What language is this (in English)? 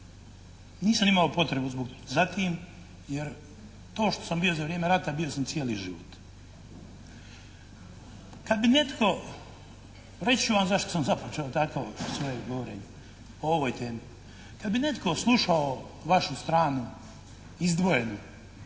Croatian